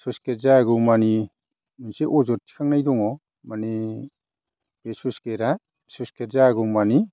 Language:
Bodo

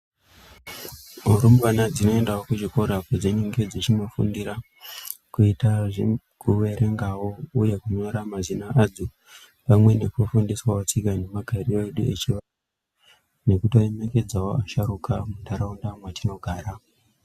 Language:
Ndau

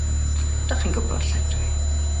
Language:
Welsh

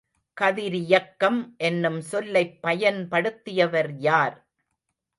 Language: Tamil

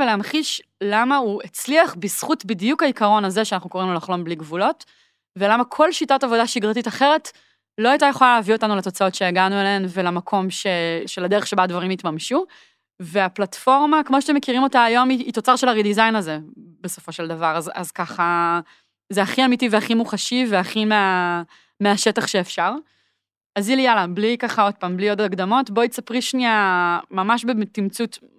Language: Hebrew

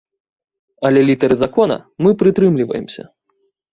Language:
Belarusian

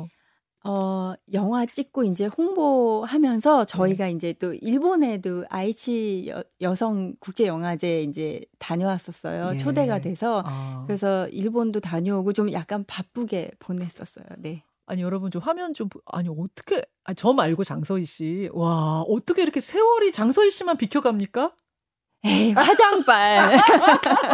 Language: Korean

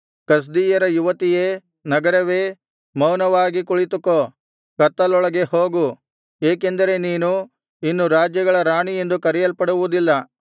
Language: Kannada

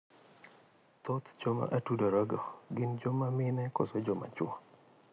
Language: Luo (Kenya and Tanzania)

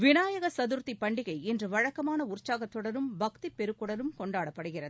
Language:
Tamil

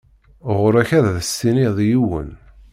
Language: Kabyle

